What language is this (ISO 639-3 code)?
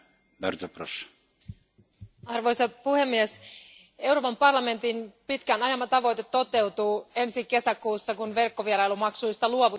fin